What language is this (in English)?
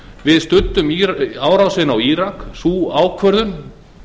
Icelandic